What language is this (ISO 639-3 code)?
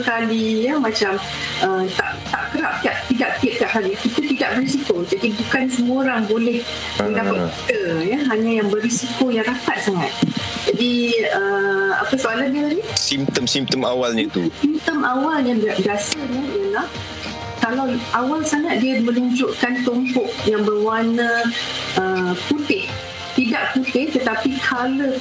msa